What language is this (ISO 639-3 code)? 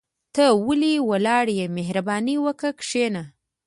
pus